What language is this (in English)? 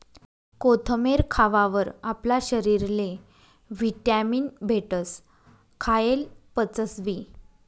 Marathi